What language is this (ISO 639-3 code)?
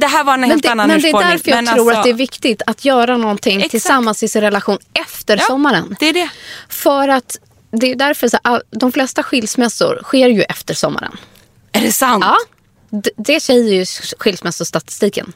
swe